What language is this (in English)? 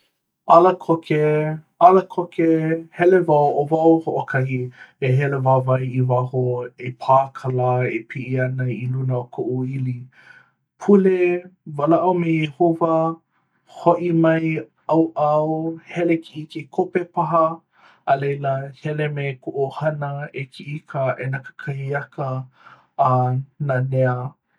Hawaiian